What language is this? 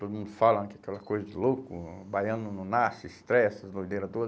Portuguese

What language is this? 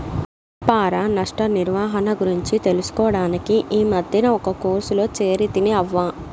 Telugu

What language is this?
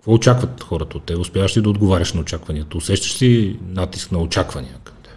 Bulgarian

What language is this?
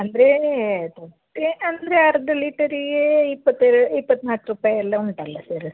Kannada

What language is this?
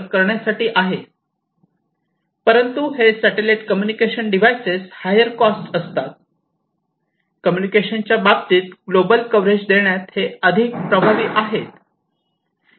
Marathi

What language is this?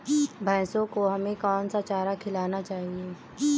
Hindi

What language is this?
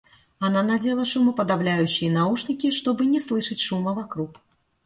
Russian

